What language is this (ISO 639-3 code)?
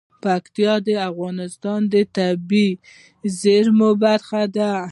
pus